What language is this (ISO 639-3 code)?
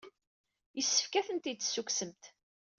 kab